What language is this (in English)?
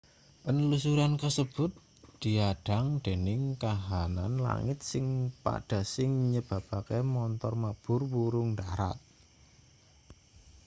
Javanese